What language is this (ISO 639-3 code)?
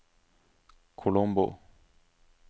nor